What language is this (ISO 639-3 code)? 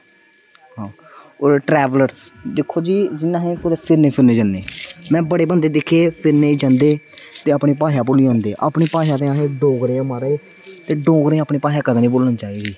doi